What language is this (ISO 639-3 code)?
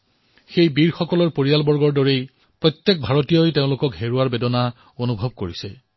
asm